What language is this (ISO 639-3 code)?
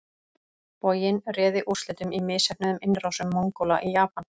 isl